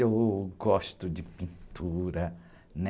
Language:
Portuguese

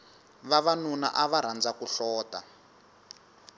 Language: Tsonga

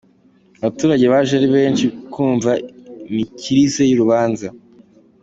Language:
Kinyarwanda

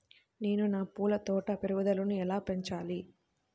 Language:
Telugu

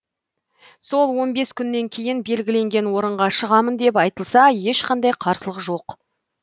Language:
Kazakh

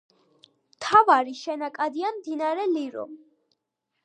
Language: Georgian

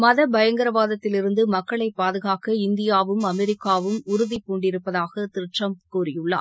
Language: Tamil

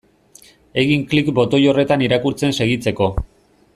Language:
Basque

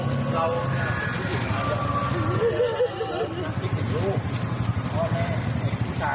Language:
Thai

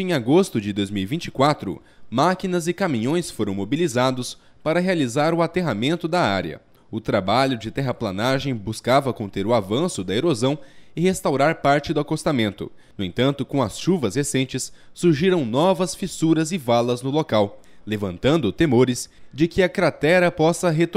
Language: Portuguese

